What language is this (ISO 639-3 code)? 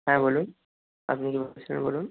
ben